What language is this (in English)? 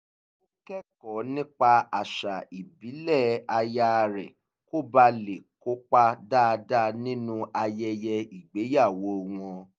Yoruba